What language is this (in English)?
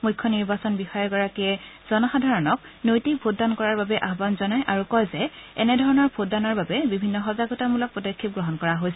Assamese